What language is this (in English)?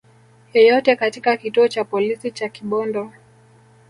Swahili